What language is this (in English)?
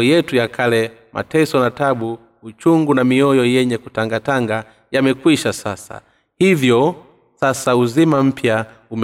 Swahili